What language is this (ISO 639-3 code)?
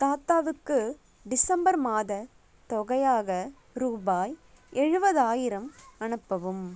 tam